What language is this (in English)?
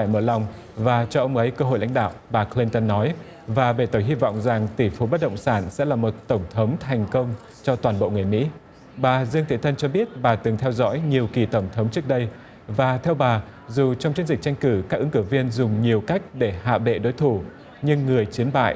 Vietnamese